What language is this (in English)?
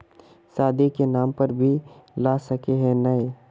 Magahi